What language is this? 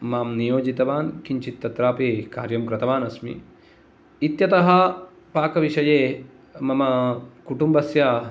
Sanskrit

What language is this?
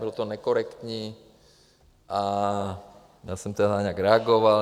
Czech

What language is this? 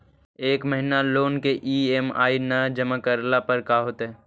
Magahi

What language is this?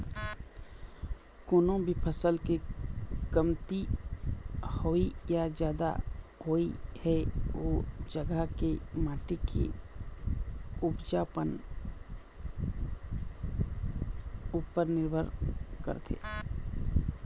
Chhattisgarhi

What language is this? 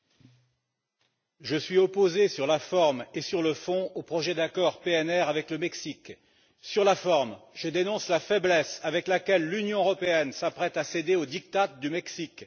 French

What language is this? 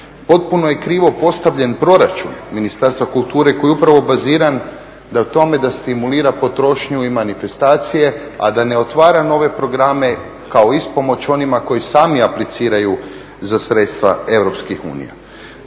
Croatian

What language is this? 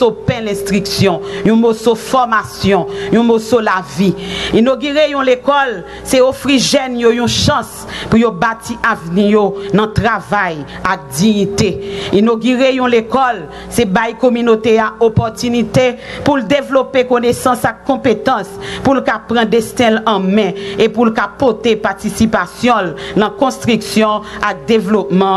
French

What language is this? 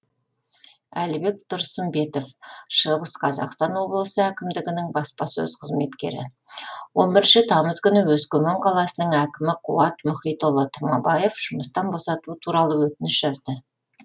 Kazakh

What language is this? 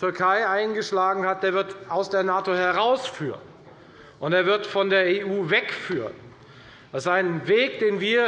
German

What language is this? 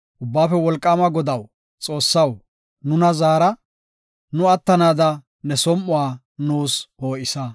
Gofa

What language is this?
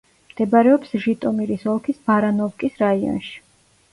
Georgian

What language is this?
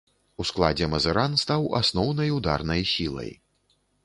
Belarusian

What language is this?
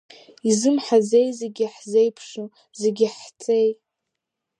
Abkhazian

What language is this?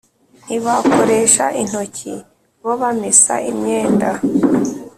Kinyarwanda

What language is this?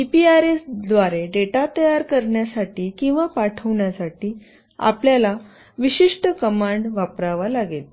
Marathi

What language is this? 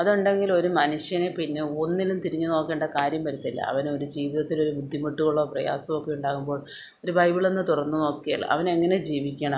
Malayalam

